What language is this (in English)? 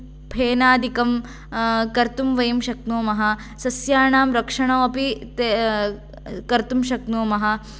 Sanskrit